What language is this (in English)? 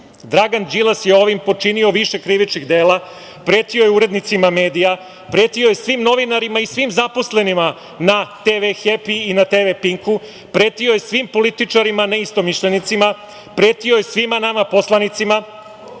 Serbian